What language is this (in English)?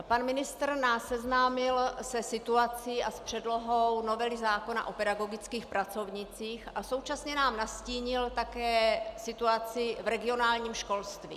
Czech